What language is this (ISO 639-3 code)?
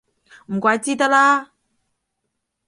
yue